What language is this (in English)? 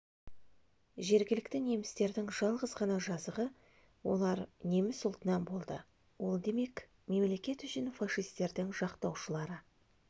Kazakh